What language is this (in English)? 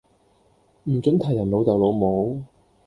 Cantonese